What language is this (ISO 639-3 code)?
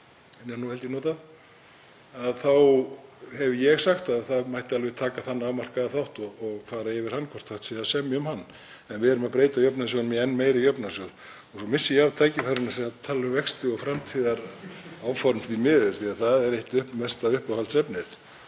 isl